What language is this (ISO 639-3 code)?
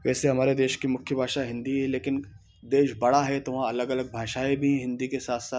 hin